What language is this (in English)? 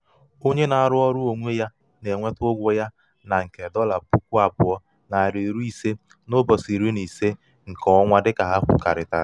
Igbo